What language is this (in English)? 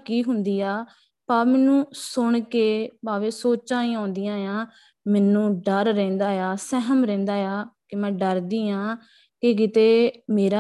Punjabi